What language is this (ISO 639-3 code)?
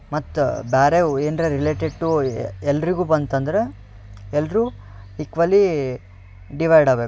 kan